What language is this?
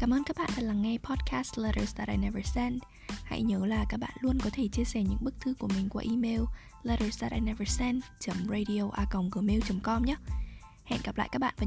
Vietnamese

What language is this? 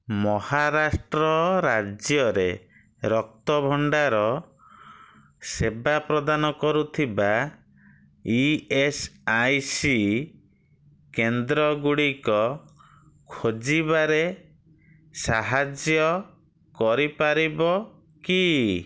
Odia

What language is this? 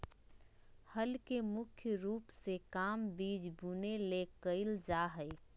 Magahi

